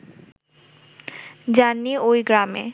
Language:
Bangla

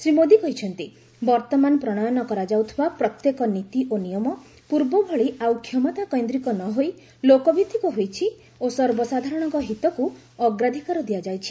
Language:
Odia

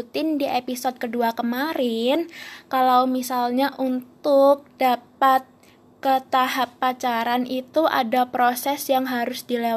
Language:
Indonesian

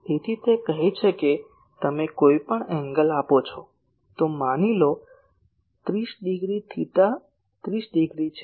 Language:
Gujarati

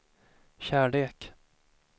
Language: Swedish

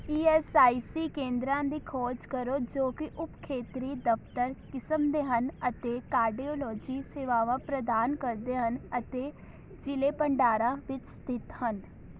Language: Punjabi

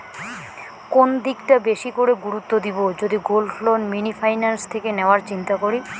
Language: Bangla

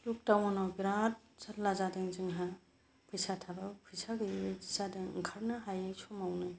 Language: Bodo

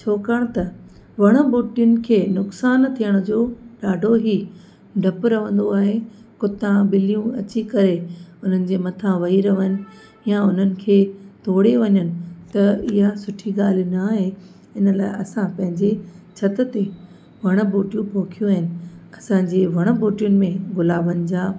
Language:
Sindhi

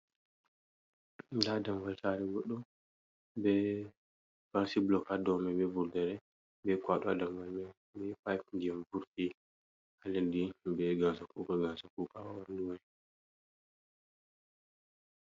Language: Fula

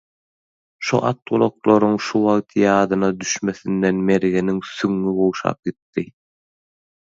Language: Turkmen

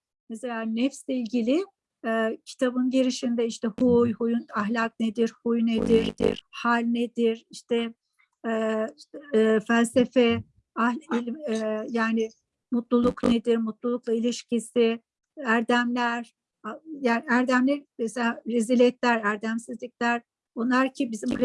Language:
Turkish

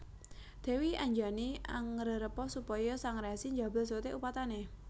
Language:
Javanese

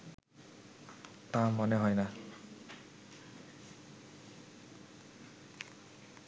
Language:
Bangla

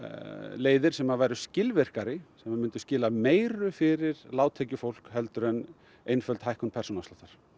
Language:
Icelandic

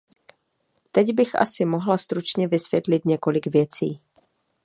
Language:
Czech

